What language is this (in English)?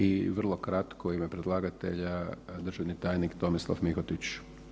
Croatian